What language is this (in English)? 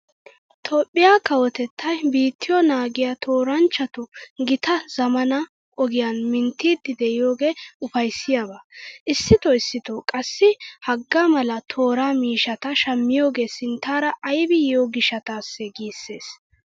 Wolaytta